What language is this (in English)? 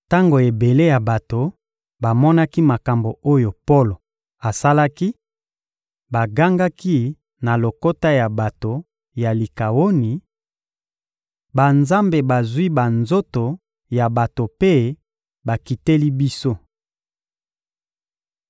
Lingala